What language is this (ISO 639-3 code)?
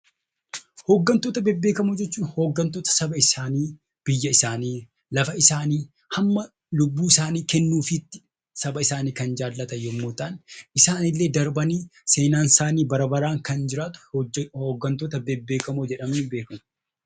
orm